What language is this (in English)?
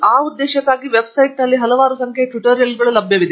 Kannada